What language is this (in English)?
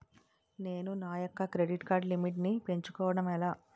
Telugu